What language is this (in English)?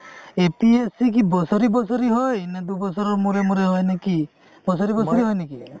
Assamese